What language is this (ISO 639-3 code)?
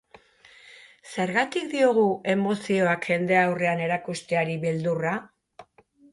eus